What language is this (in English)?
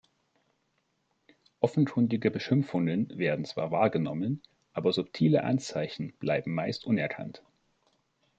German